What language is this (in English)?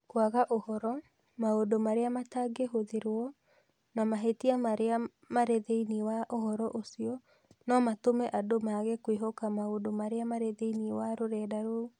Kikuyu